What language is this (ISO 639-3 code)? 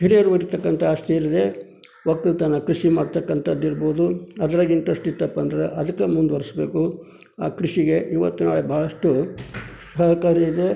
kan